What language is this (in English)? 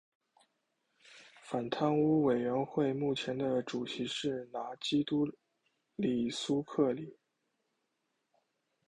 Chinese